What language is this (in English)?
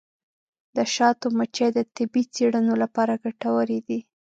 Pashto